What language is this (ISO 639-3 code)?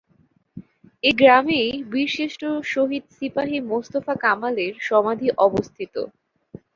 ben